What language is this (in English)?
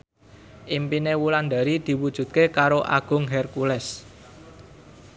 Javanese